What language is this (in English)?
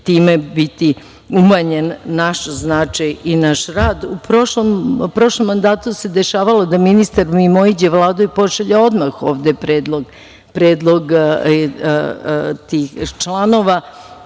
Serbian